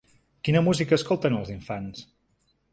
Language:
Catalan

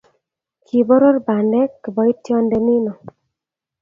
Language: Kalenjin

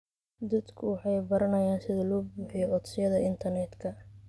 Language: Somali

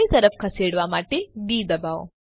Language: Gujarati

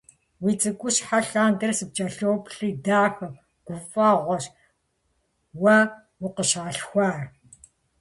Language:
Kabardian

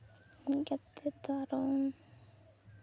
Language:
Santali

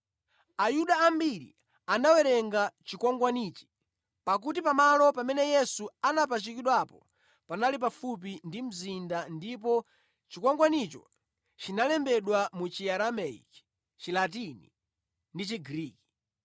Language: Nyanja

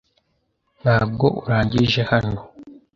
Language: Kinyarwanda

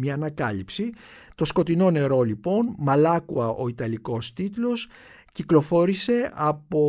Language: Greek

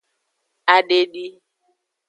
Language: Aja (Benin)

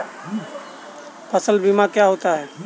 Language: Hindi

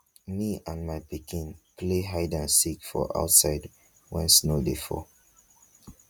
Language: Nigerian Pidgin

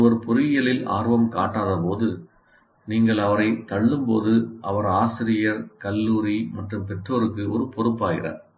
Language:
Tamil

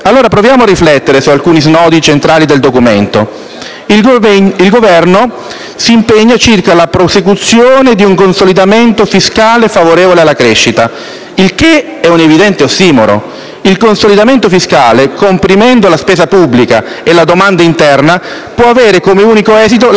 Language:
Italian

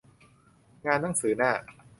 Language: Thai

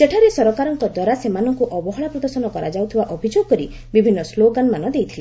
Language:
Odia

